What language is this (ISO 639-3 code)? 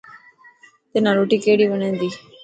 mki